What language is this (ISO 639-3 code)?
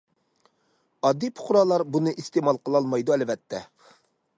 uig